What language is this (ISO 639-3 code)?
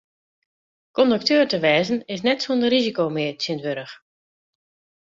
fry